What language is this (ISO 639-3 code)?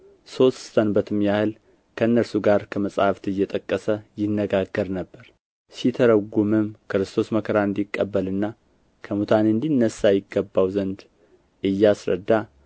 amh